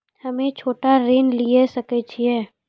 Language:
Maithili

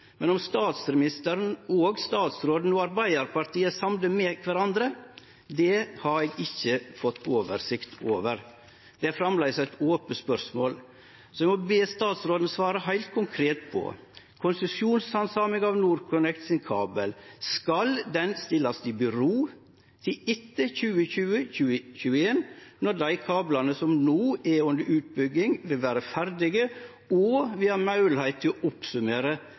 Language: Norwegian Nynorsk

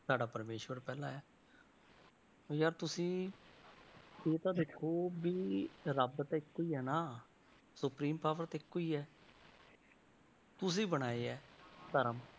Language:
Punjabi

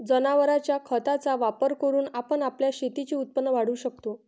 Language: Marathi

